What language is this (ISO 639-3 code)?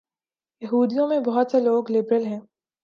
urd